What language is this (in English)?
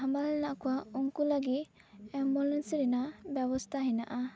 Santali